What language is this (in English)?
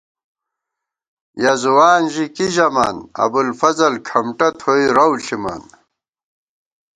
Gawar-Bati